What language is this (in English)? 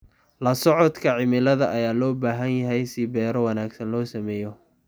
Somali